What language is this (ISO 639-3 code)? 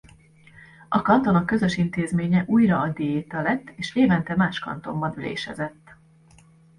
hun